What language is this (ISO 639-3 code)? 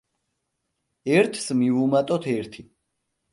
kat